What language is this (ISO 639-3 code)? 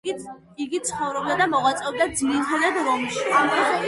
kat